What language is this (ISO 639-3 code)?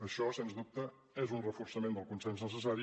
cat